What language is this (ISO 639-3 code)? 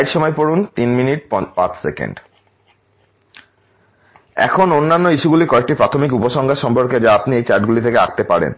ben